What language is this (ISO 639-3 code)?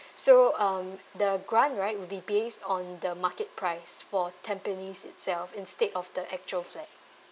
eng